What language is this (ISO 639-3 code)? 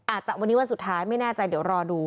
tha